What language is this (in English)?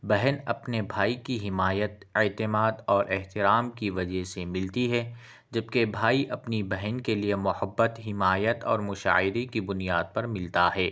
Urdu